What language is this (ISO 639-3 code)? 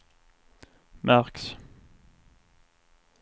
swe